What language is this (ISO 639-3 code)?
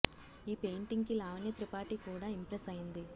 tel